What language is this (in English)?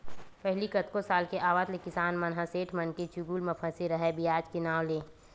Chhattisgarhi